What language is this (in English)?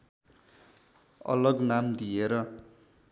Nepali